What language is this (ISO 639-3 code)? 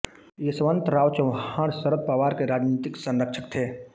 hin